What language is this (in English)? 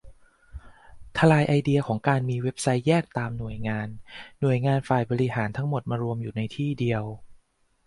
Thai